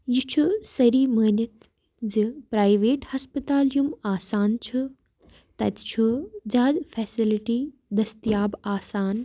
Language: Kashmiri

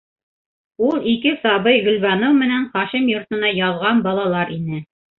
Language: Bashkir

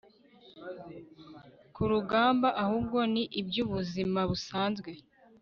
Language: Kinyarwanda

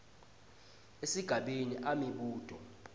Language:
Swati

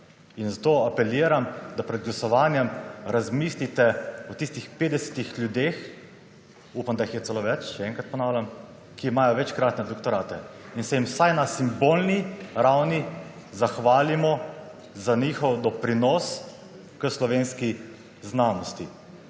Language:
Slovenian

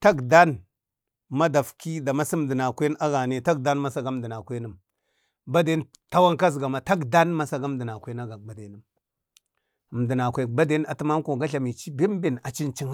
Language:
Bade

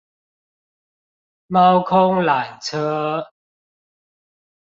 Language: Chinese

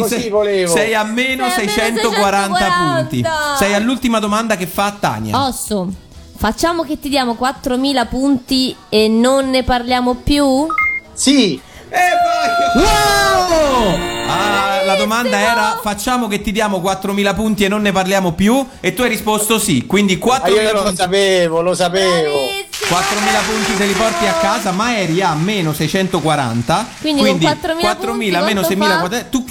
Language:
Italian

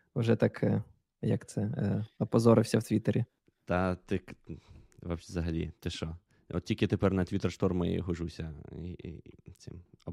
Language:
Ukrainian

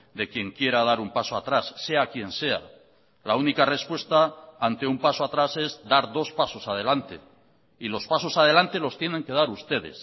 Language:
Spanish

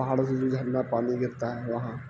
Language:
Urdu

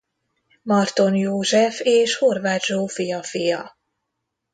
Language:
Hungarian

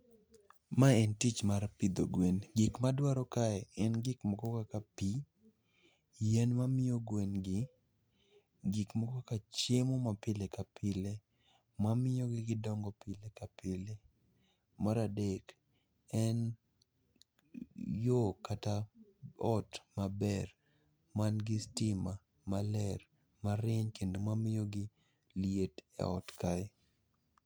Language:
Luo (Kenya and Tanzania)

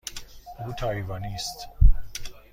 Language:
Persian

